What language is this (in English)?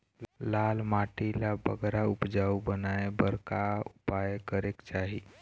Chhattisgarhi